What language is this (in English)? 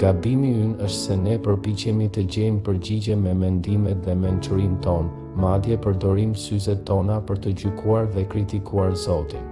Romanian